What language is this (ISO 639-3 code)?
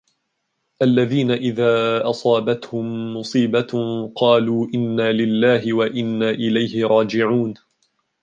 ara